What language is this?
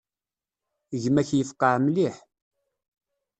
Kabyle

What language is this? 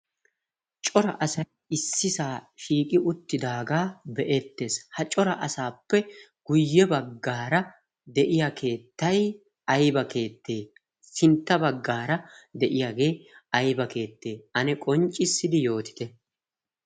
Wolaytta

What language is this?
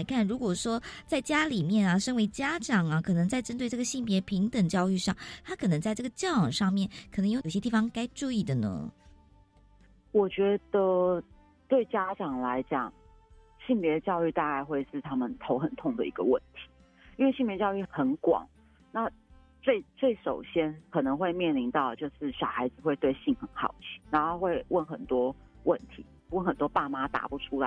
Chinese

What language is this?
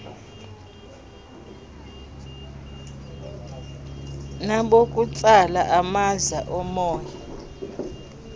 Xhosa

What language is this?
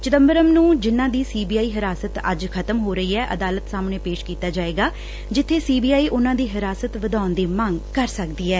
Punjabi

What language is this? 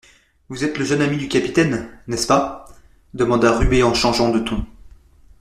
French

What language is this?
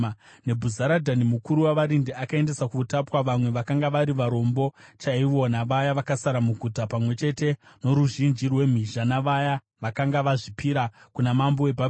Shona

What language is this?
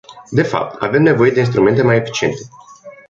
Romanian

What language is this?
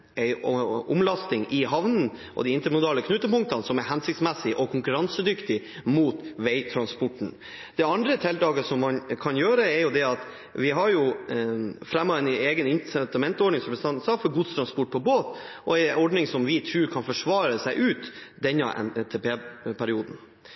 Norwegian Bokmål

